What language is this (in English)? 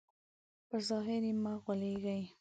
Pashto